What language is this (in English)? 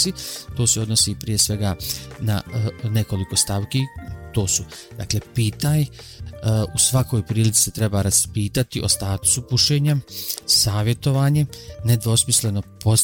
Croatian